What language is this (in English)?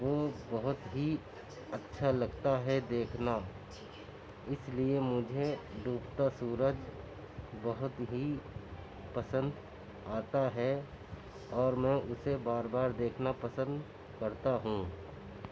Urdu